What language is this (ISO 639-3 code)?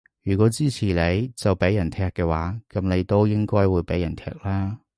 yue